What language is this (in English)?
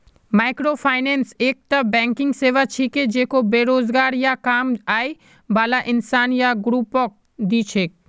Magahi